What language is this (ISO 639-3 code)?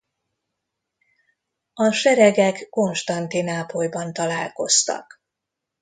hun